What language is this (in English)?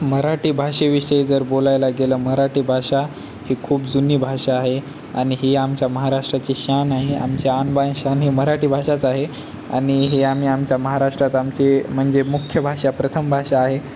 Marathi